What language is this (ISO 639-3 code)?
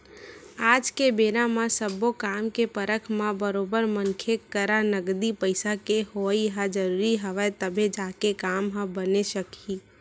hne